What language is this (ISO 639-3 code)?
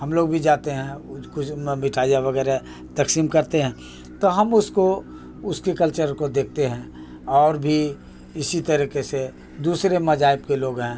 urd